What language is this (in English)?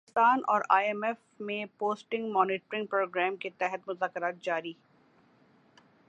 Urdu